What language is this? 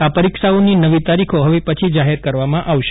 Gujarati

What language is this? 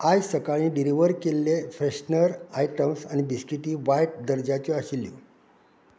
Konkani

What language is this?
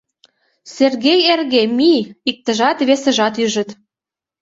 Mari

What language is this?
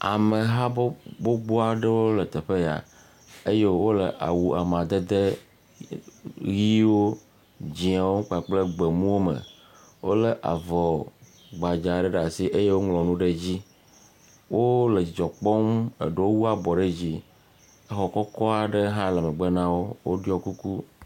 Ewe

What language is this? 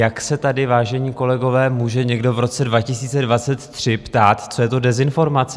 Czech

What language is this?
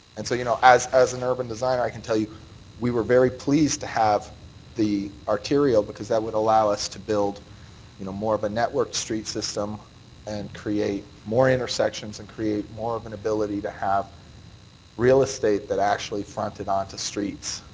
English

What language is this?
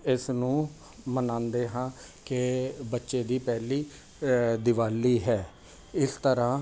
Punjabi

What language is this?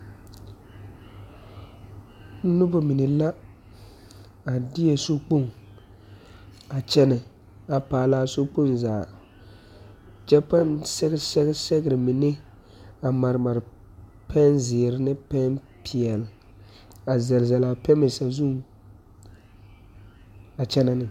Southern Dagaare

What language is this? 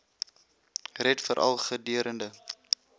Afrikaans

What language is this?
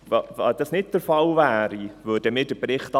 Swiss German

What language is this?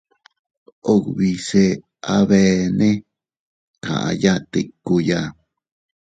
Teutila Cuicatec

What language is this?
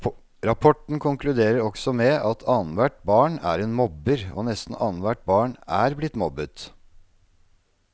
Norwegian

